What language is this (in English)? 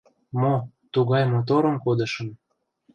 Mari